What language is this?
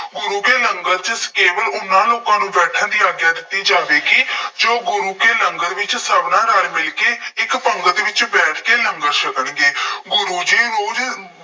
Punjabi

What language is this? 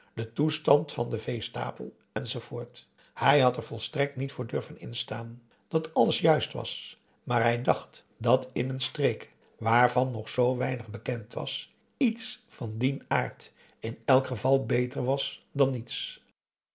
Dutch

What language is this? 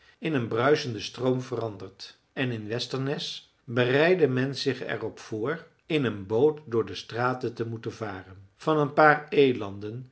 Dutch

